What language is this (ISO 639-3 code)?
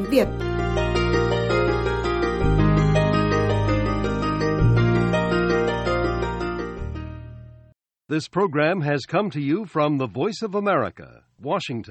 vie